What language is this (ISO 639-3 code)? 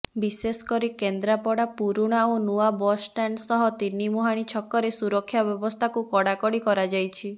ori